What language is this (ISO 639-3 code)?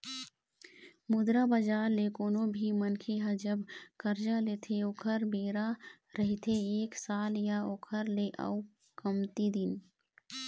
hne